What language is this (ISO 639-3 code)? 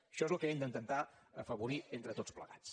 cat